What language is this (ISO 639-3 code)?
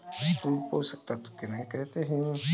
hin